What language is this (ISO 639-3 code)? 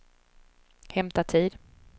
swe